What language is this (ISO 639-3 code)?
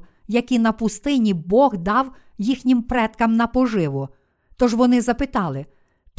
ukr